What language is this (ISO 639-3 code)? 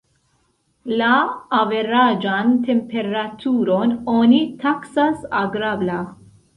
epo